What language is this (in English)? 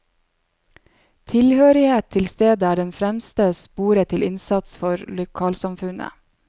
Norwegian